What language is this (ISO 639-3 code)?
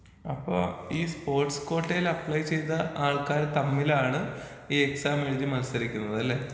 mal